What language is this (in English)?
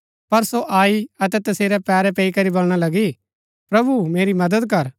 Gaddi